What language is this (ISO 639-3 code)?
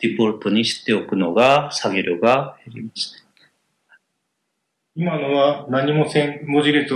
jpn